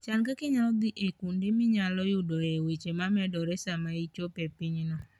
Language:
Luo (Kenya and Tanzania)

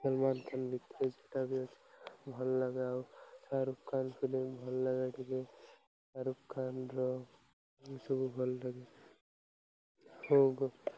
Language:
Odia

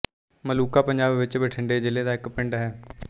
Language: Punjabi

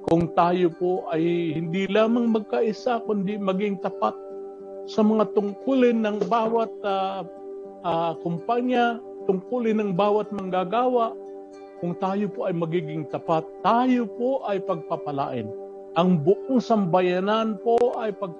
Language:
Filipino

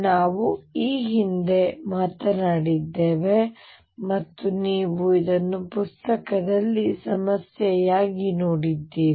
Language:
Kannada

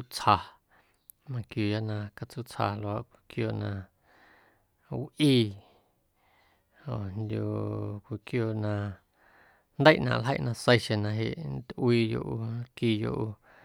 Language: Guerrero Amuzgo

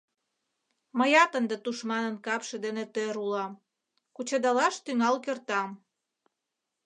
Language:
Mari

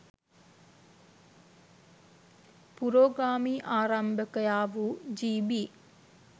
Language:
Sinhala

